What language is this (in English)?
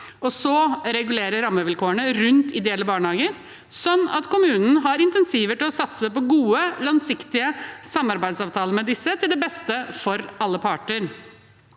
Norwegian